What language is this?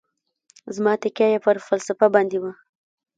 Pashto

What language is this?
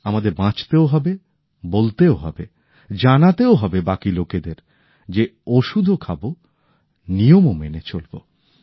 Bangla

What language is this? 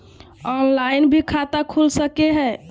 Magahi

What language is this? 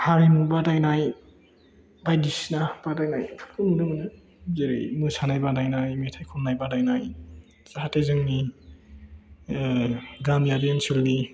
Bodo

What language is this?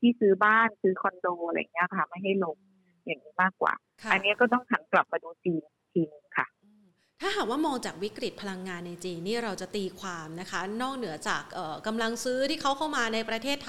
Thai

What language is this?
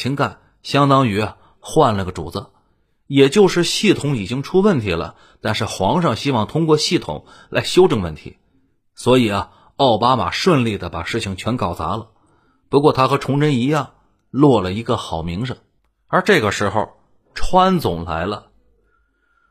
Chinese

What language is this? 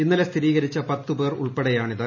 Malayalam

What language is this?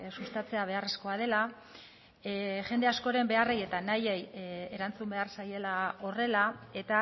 Basque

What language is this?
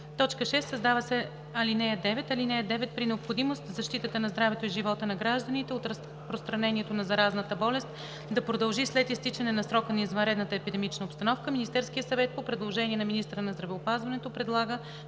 Bulgarian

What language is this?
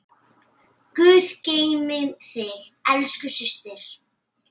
Icelandic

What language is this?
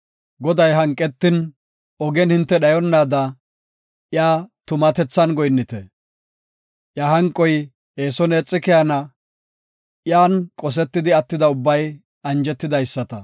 Gofa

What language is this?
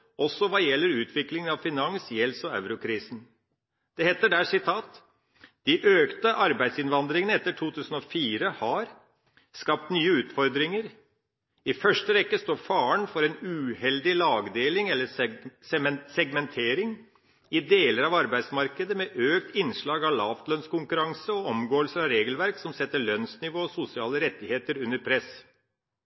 Norwegian Bokmål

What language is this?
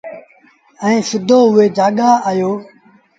Sindhi Bhil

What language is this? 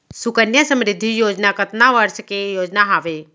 Chhattisgarhi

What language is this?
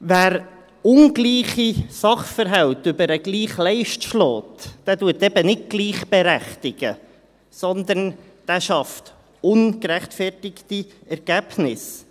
Swiss German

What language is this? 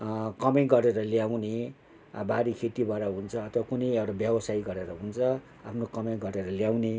Nepali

